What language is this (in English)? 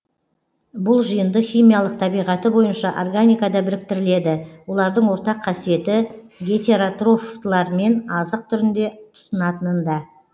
Kazakh